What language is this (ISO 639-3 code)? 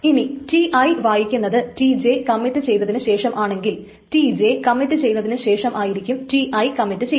mal